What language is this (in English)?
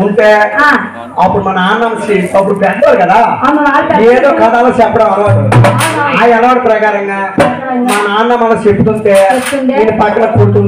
Telugu